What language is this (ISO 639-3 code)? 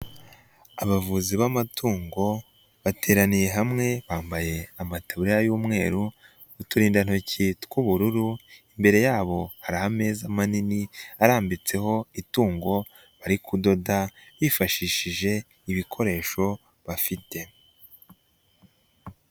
kin